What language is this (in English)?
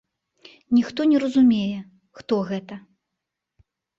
Belarusian